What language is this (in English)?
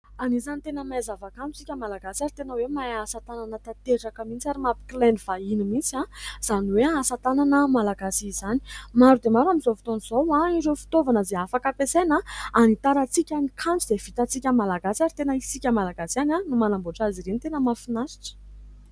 Malagasy